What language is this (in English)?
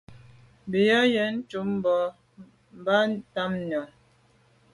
Medumba